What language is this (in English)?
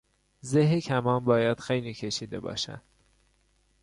Persian